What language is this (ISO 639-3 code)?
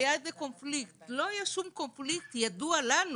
heb